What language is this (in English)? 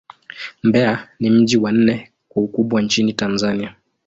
Swahili